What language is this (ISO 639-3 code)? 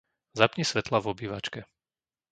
slk